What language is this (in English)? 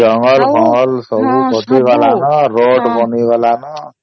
Odia